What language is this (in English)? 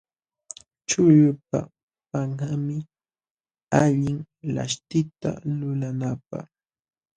Jauja Wanca Quechua